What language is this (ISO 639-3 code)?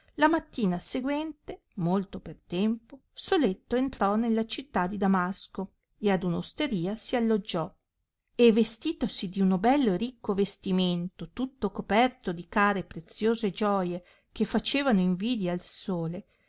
ita